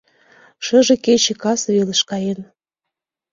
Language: Mari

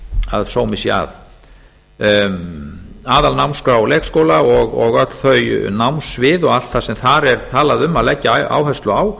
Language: Icelandic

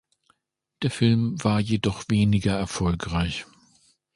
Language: German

